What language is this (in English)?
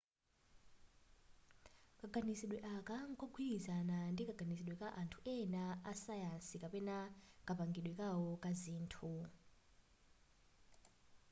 Nyanja